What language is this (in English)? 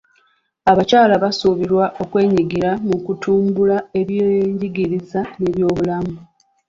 Ganda